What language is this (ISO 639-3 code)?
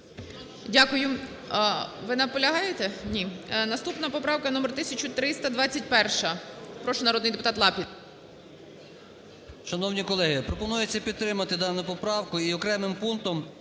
ukr